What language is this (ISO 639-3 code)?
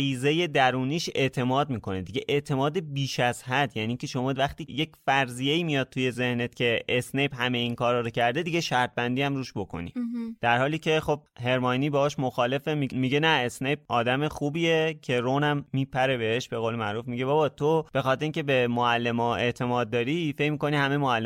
fas